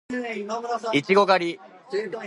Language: Japanese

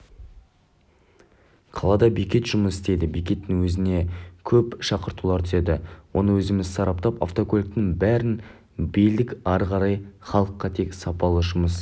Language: Kazakh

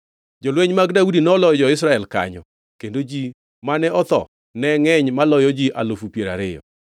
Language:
Luo (Kenya and Tanzania)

